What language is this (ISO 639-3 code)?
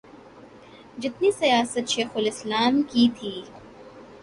urd